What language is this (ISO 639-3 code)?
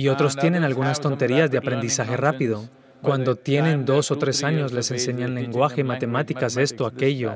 spa